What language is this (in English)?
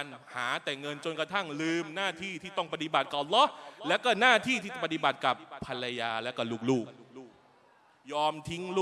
Thai